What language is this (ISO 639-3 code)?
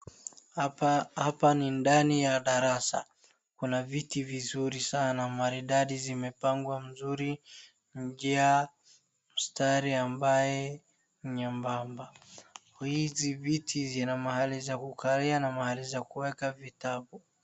swa